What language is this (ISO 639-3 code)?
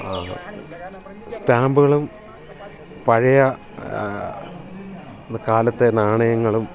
mal